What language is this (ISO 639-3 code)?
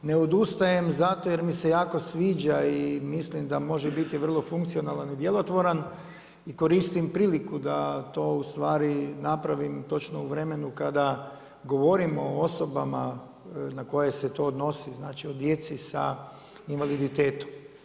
hrv